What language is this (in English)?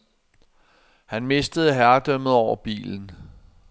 Danish